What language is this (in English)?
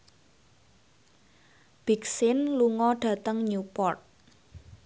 Javanese